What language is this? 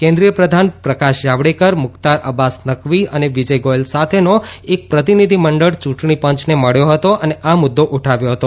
Gujarati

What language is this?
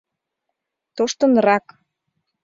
Mari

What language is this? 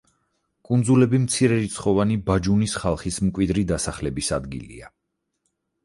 Georgian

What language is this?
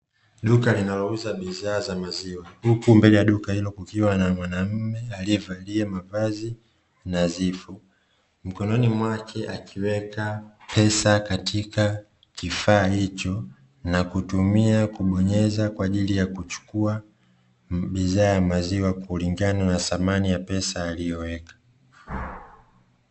Swahili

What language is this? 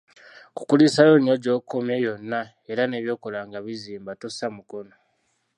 Ganda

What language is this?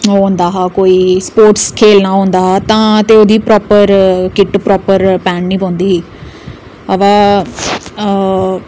Dogri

